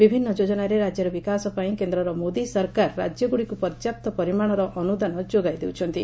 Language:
Odia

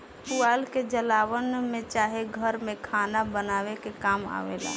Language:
Bhojpuri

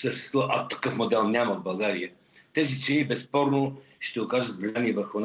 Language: Bulgarian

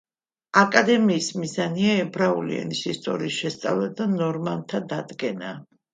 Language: Georgian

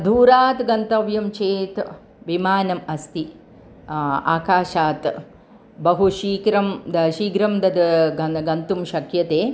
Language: Sanskrit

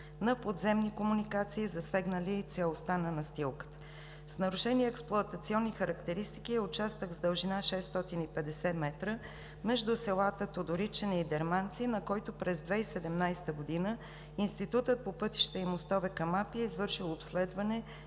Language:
Bulgarian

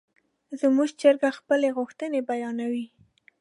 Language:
Pashto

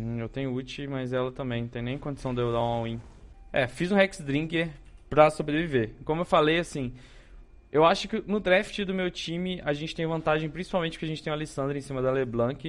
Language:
Portuguese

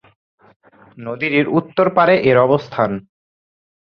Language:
Bangla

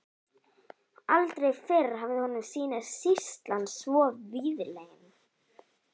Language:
Icelandic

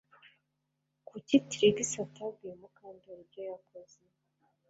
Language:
Kinyarwanda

